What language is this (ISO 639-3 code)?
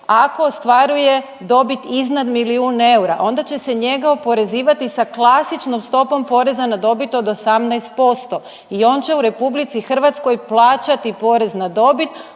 hrv